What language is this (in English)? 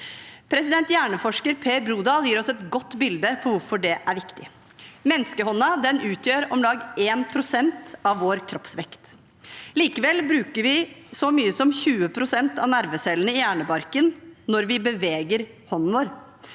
Norwegian